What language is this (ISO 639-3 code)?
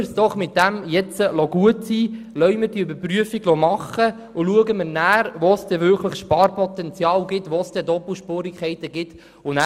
gsw